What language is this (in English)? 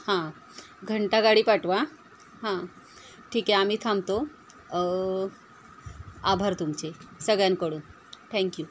Marathi